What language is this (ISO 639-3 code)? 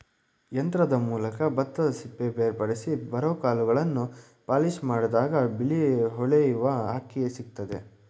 kan